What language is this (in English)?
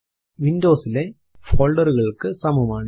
Malayalam